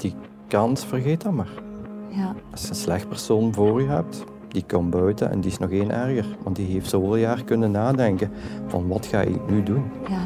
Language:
Dutch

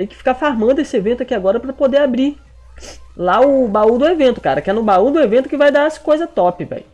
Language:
Portuguese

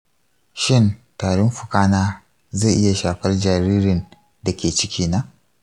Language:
Hausa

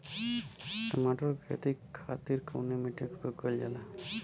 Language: Bhojpuri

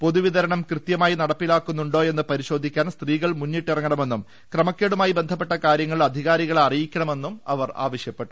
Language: Malayalam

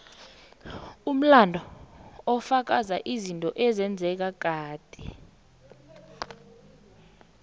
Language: South Ndebele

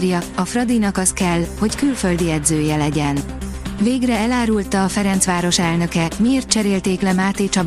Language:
Hungarian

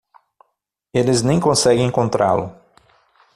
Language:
Portuguese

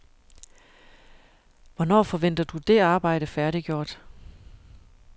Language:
Danish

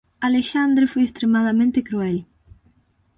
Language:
Galician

